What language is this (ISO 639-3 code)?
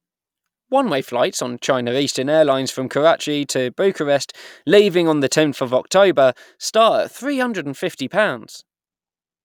eng